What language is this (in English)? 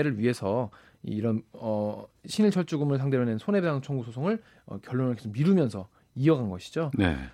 Korean